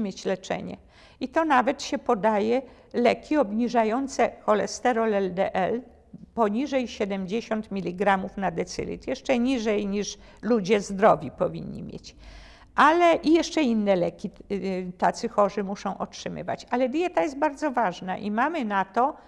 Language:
Polish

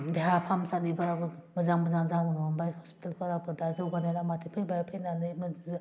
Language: Bodo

